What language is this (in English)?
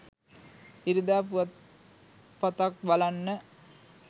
Sinhala